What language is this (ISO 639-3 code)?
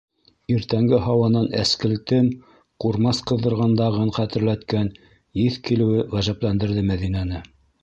bak